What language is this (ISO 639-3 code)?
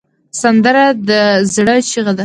pus